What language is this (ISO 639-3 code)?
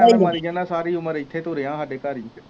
pan